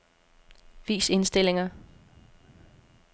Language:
Danish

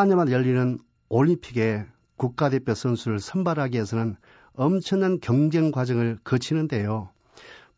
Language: Korean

